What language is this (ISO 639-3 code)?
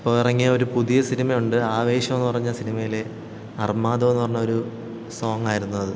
mal